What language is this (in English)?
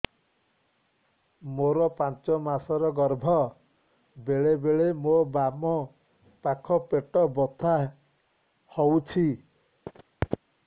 Odia